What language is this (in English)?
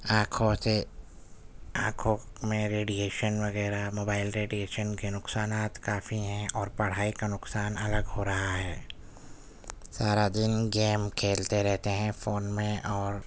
Urdu